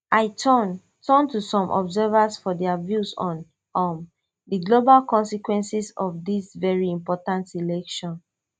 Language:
Nigerian Pidgin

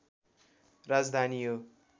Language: Nepali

